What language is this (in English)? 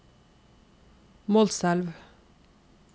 Norwegian